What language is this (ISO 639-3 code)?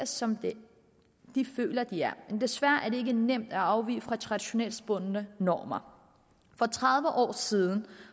dan